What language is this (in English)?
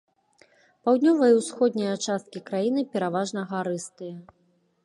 Belarusian